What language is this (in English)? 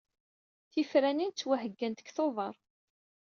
Kabyle